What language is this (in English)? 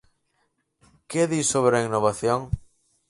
Galician